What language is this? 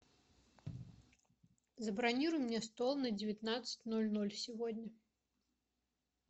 Russian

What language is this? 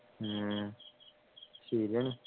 Malayalam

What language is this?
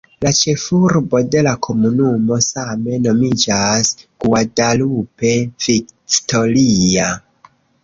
Esperanto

